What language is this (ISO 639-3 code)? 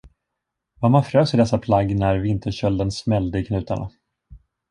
swe